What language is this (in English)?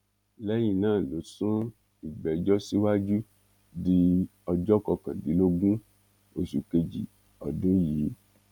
Yoruba